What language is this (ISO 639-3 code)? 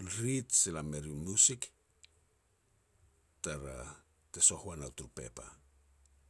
pex